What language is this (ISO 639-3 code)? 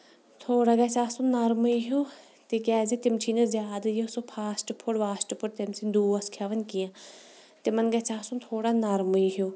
kas